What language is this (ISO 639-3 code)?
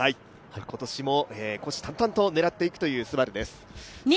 jpn